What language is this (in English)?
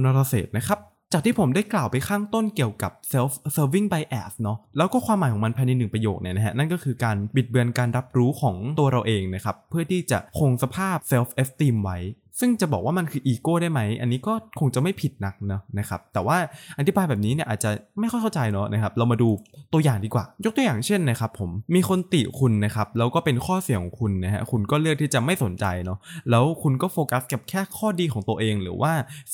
Thai